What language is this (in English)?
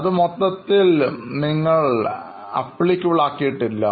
Malayalam